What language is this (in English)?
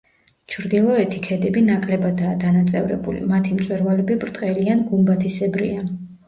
Georgian